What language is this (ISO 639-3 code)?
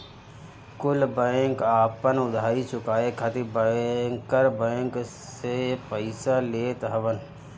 bho